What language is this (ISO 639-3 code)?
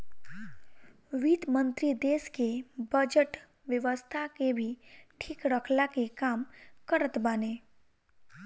bho